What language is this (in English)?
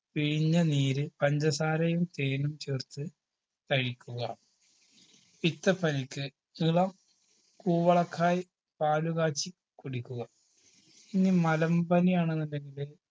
Malayalam